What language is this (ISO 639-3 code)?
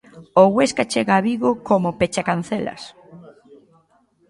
glg